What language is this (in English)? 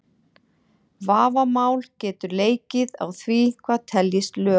Icelandic